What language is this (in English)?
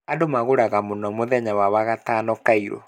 Kikuyu